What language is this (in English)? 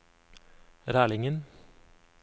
Norwegian